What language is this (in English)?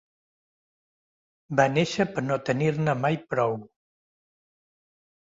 Catalan